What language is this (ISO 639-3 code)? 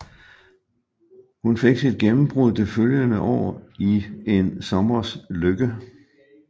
dan